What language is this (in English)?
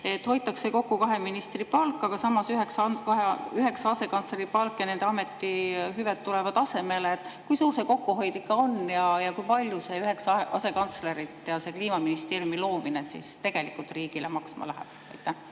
Estonian